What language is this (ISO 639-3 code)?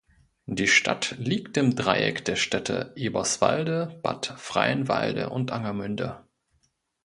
deu